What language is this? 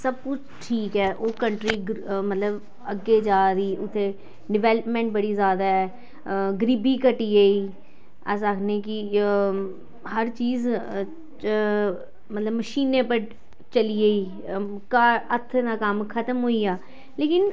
Dogri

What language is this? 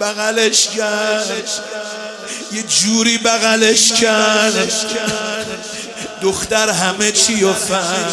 Persian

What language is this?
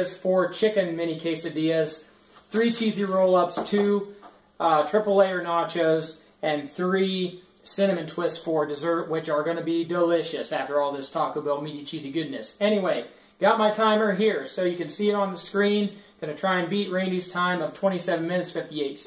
English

